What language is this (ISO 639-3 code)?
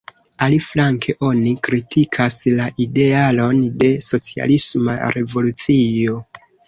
epo